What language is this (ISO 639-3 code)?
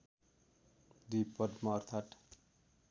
nep